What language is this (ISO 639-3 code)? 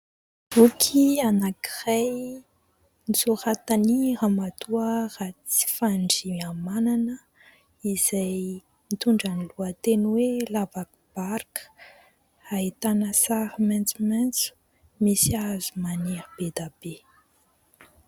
mlg